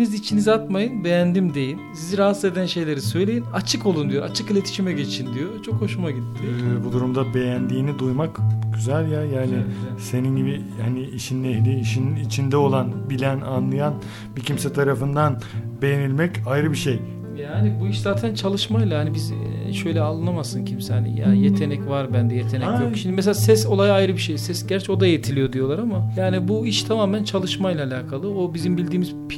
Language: Turkish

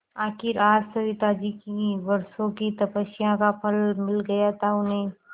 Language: Hindi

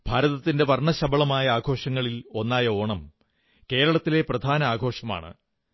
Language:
Malayalam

